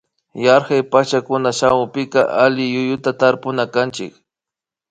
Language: Imbabura Highland Quichua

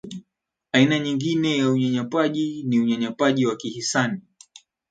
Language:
Swahili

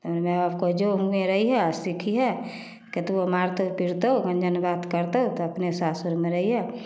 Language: Maithili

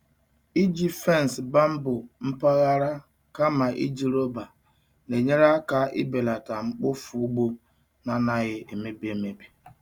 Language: Igbo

